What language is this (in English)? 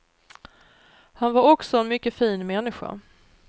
Swedish